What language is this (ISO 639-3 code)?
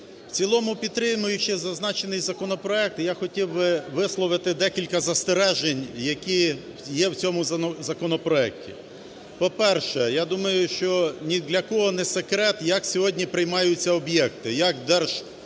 ukr